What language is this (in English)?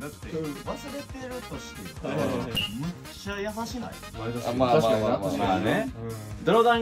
Japanese